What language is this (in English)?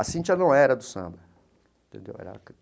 Portuguese